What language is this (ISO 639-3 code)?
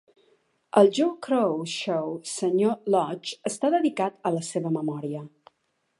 cat